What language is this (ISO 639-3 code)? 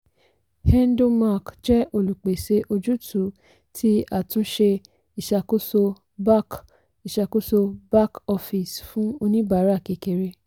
yor